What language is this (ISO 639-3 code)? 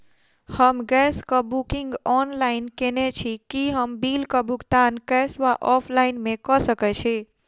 mai